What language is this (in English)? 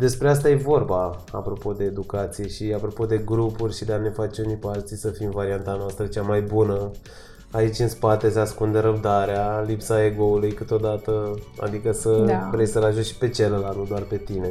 Romanian